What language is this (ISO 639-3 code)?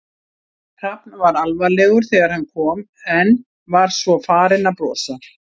isl